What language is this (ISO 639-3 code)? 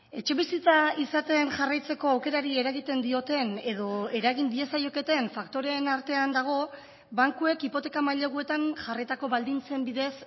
eus